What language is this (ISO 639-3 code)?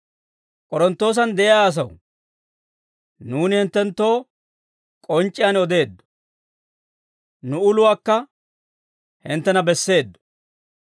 dwr